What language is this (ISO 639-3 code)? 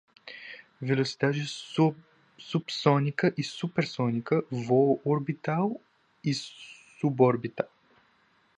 por